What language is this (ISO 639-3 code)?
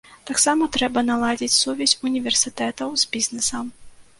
bel